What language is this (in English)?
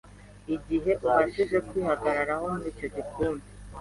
Kinyarwanda